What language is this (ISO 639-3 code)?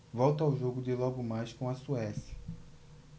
por